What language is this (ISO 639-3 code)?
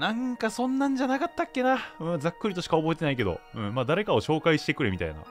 jpn